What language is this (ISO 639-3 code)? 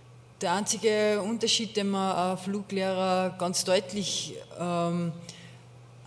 deu